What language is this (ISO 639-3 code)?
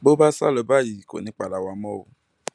yor